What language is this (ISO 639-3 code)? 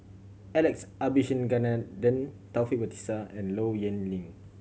eng